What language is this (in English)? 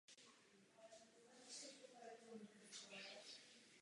Czech